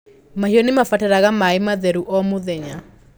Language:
Kikuyu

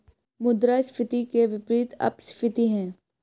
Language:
Hindi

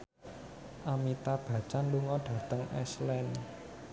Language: Javanese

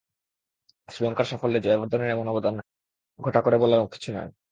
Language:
Bangla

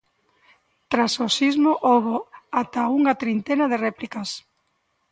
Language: Galician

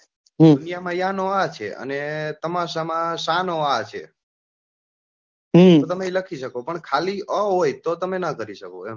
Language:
Gujarati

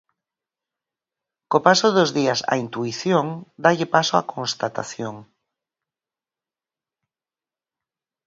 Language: Galician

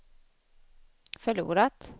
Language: Swedish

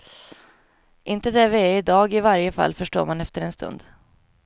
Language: Swedish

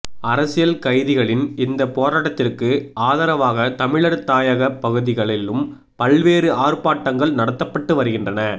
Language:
Tamil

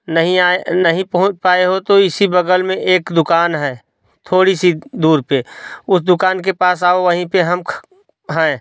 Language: Hindi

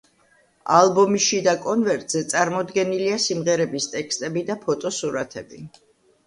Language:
Georgian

